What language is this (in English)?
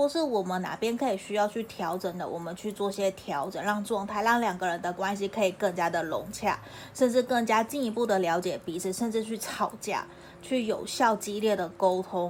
Chinese